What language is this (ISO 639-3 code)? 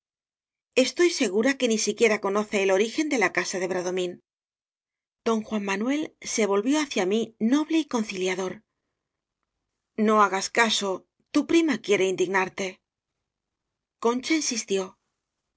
spa